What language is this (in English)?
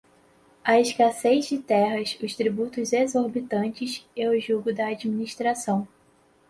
Portuguese